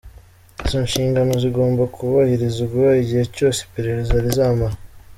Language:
Kinyarwanda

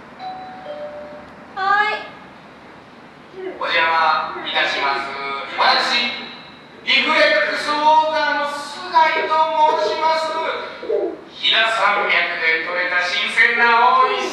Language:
Japanese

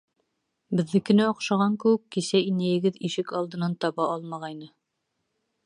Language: Bashkir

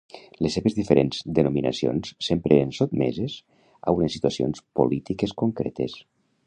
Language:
Catalan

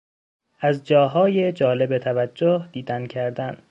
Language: Persian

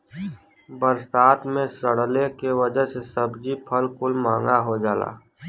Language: Bhojpuri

